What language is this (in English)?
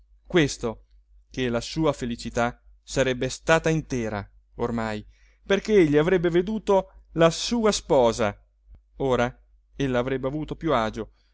Italian